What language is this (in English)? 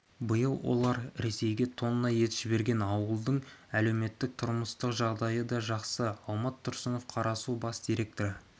Kazakh